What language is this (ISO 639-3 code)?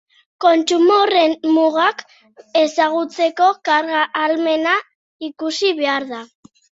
eus